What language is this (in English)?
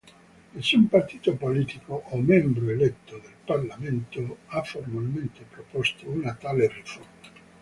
Italian